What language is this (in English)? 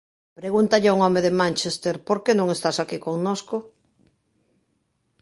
Galician